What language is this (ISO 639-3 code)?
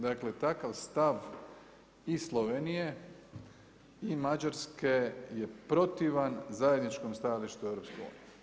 hrv